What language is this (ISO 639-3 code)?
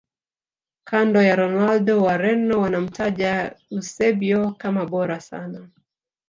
swa